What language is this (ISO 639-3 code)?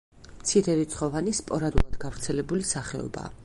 kat